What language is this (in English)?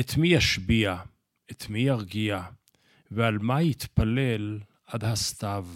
Hebrew